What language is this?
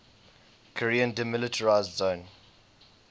English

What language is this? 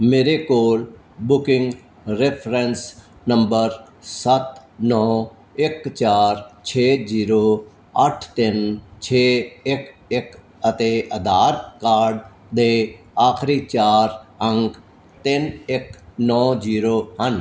Punjabi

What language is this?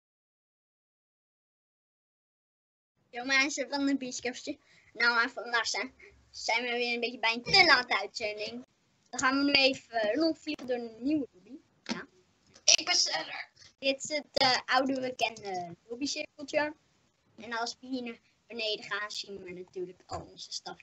Dutch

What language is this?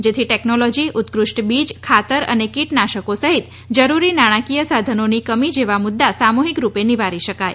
Gujarati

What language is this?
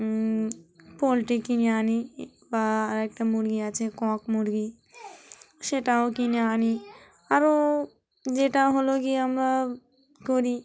Bangla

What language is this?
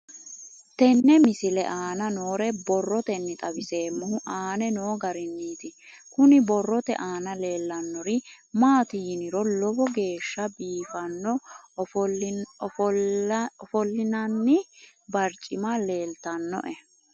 Sidamo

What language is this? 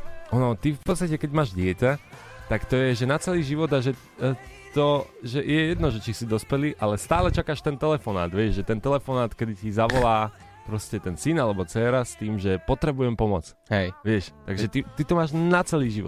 Slovak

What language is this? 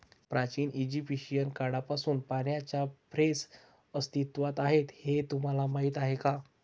Marathi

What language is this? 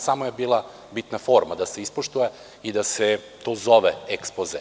Serbian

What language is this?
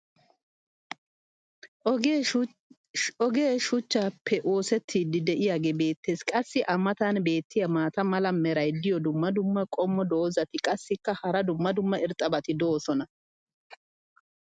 Wolaytta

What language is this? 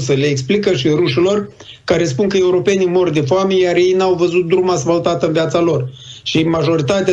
Romanian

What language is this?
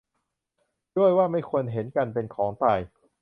Thai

